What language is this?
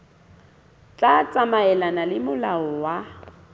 Southern Sotho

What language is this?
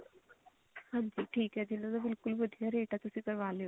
Punjabi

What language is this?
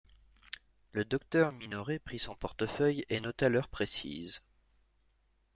French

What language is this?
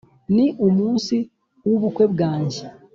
Kinyarwanda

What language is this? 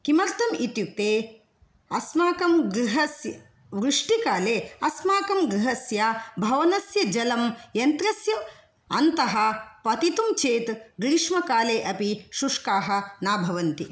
Sanskrit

